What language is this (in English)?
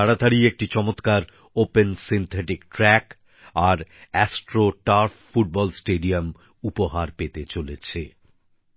Bangla